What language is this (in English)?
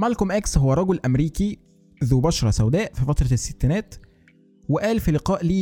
Arabic